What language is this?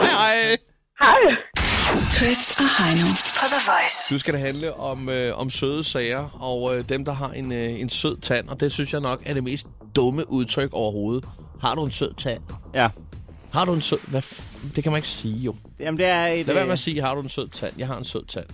Danish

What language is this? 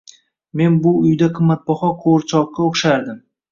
Uzbek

